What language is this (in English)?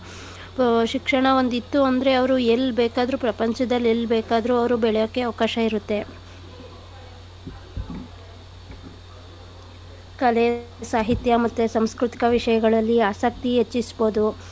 Kannada